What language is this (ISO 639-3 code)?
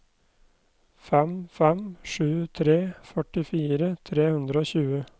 nor